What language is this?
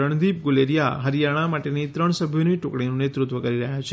Gujarati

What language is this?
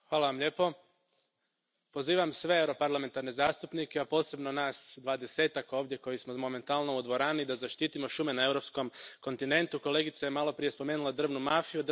Croatian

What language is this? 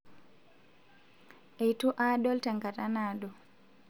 Masai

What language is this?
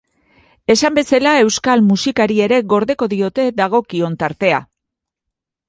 Basque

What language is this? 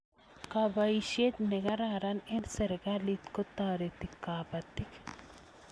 Kalenjin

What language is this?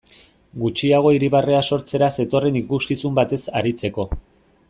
Basque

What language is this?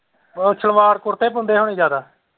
Punjabi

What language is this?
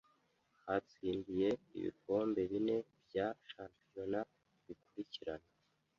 Kinyarwanda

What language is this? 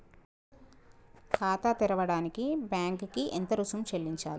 Telugu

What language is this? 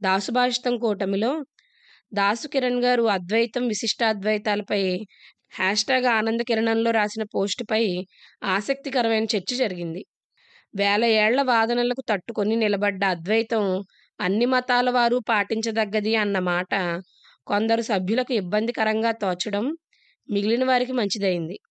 Telugu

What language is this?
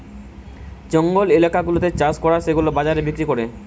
Bangla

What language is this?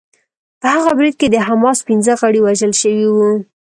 Pashto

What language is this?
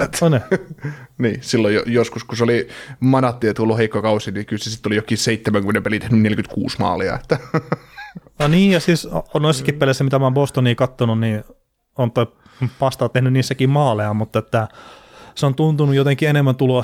Finnish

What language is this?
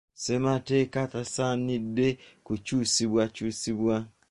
Ganda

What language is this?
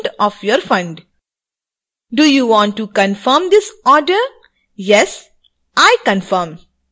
Hindi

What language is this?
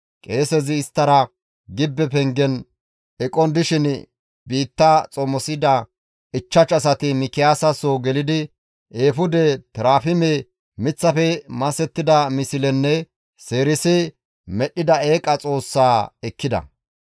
Gamo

